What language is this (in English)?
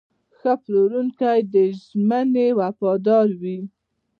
Pashto